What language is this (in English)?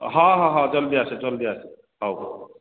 Odia